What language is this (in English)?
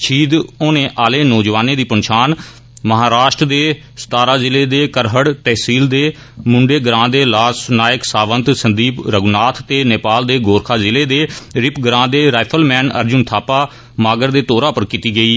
Dogri